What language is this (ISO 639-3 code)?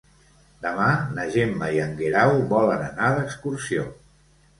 cat